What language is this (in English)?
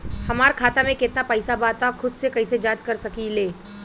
Bhojpuri